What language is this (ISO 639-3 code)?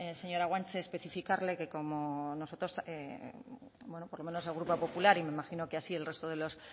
spa